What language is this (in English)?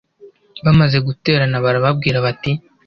Kinyarwanda